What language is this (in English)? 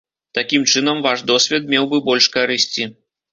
Belarusian